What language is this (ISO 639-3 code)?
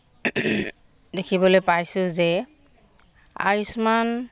asm